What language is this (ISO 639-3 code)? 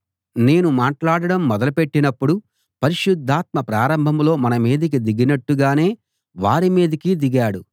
tel